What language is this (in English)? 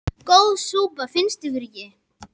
Icelandic